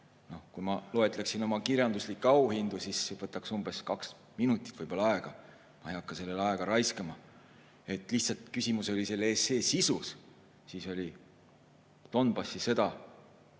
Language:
Estonian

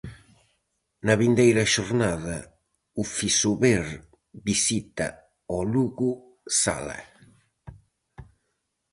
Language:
Galician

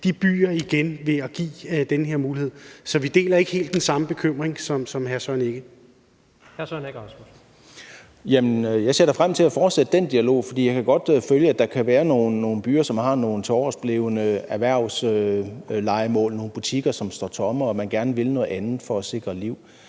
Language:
Danish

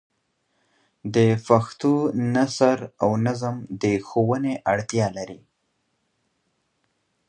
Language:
Pashto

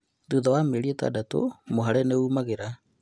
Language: Kikuyu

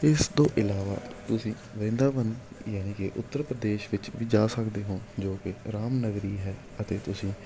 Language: Punjabi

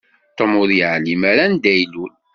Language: Kabyle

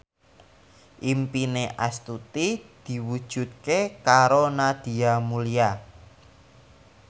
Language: Javanese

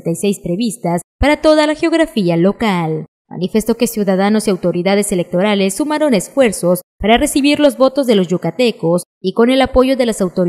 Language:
Spanish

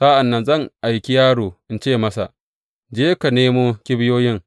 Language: Hausa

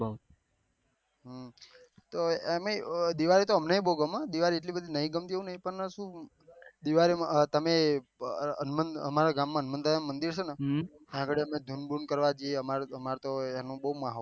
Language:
Gujarati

